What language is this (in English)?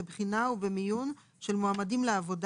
Hebrew